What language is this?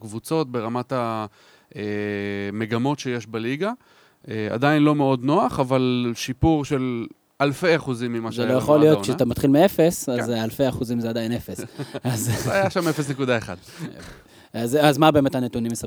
Hebrew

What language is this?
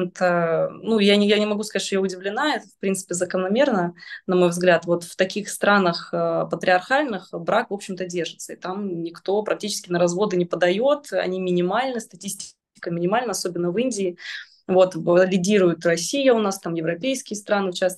Russian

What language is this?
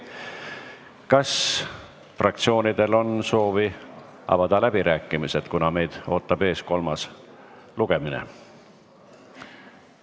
Estonian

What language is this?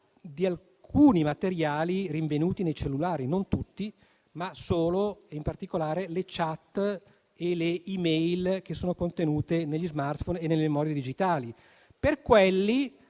Italian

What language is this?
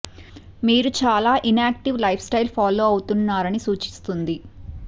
Telugu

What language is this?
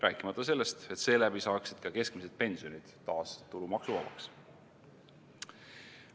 Estonian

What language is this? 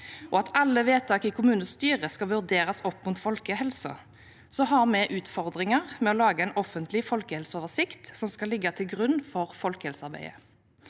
Norwegian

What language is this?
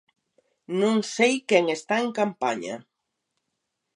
Galician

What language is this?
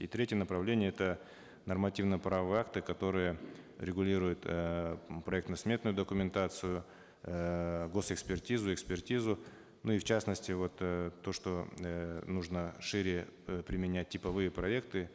Kazakh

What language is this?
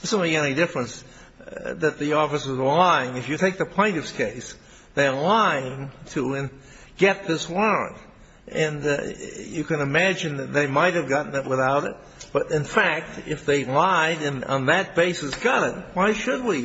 English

